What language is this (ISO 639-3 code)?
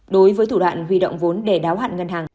vie